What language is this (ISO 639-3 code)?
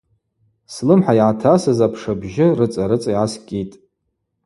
abq